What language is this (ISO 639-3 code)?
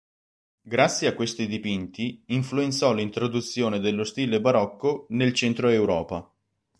ita